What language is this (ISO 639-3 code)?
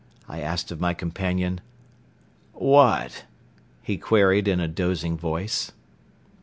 eng